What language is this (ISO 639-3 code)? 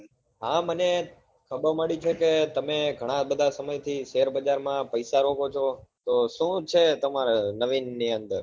guj